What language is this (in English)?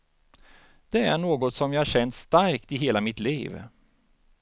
Swedish